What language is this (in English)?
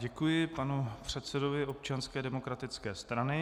Czech